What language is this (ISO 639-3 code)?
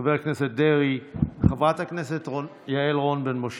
heb